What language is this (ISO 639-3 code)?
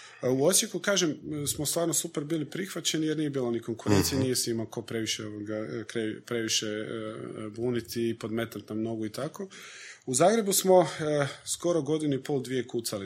hrv